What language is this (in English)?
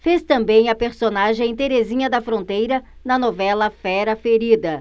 Portuguese